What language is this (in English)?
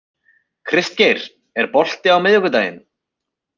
Icelandic